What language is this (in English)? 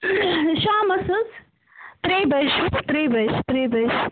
Kashmiri